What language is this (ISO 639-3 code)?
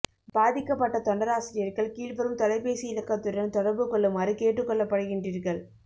tam